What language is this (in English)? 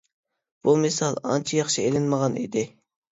Uyghur